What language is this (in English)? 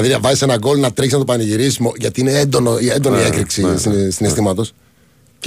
Greek